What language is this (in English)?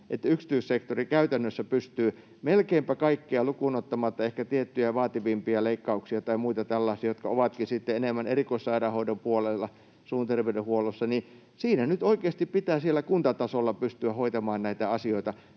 Finnish